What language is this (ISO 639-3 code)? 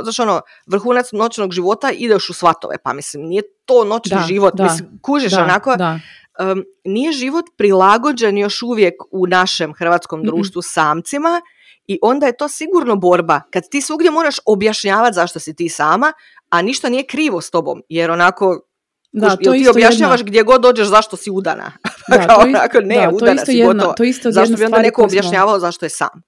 hrv